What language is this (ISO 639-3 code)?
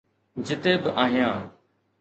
snd